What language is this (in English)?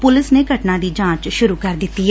Punjabi